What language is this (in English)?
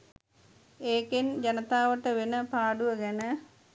Sinhala